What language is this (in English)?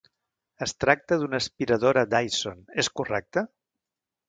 Catalan